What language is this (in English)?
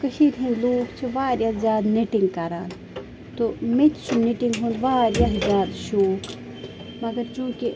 Kashmiri